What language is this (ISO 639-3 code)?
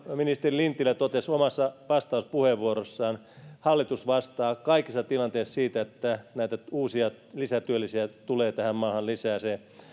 fin